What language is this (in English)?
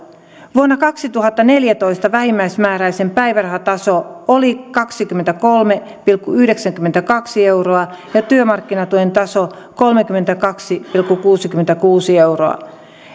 Finnish